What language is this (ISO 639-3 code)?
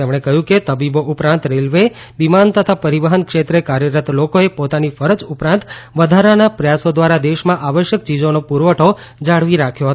guj